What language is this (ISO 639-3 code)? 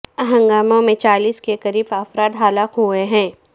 urd